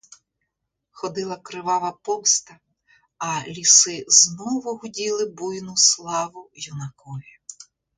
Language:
Ukrainian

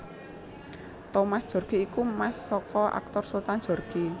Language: Javanese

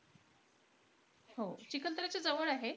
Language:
Marathi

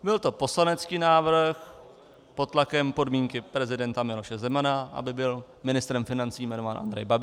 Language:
Czech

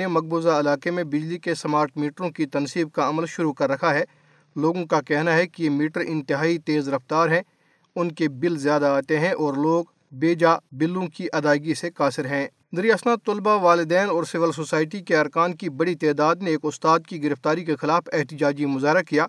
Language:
Urdu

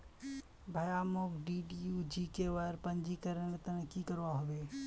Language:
Magahi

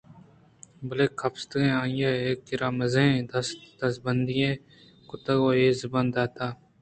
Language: Eastern Balochi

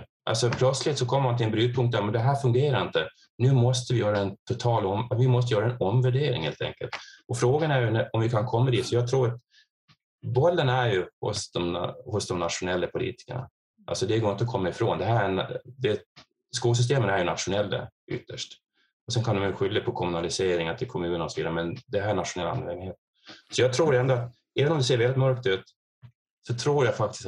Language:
Swedish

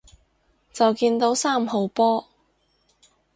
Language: Cantonese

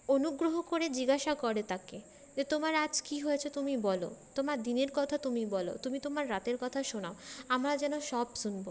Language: Bangla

